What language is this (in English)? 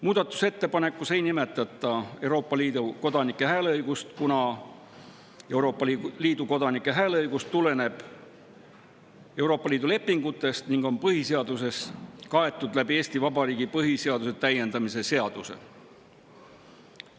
Estonian